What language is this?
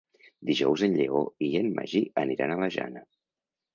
Catalan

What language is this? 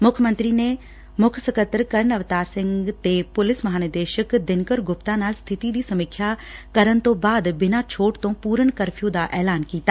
Punjabi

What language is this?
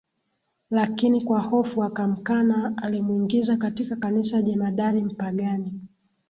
Swahili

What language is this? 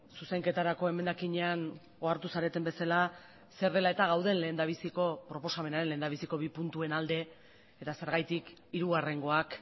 Basque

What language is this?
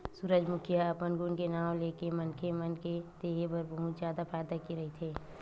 Chhattisgarhi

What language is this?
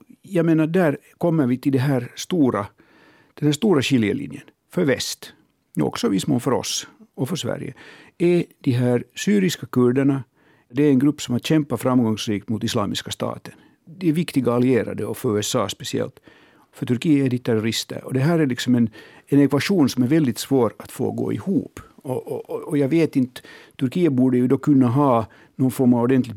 Swedish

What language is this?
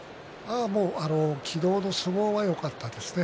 Japanese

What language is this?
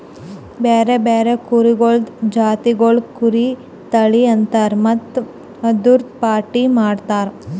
Kannada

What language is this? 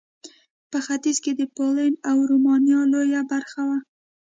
Pashto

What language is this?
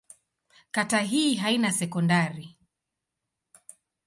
Swahili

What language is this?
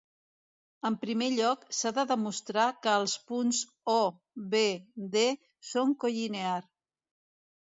Catalan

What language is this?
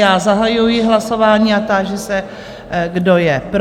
Czech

